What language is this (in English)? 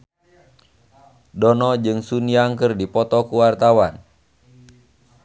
Sundanese